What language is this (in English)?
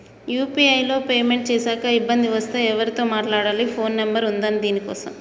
Telugu